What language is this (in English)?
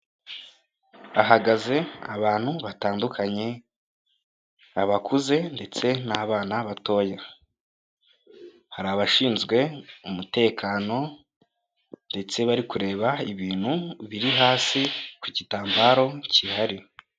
Kinyarwanda